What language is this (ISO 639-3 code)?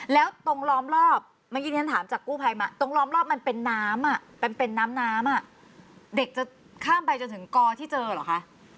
tha